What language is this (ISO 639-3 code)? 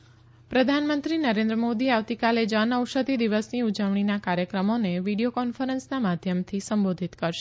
guj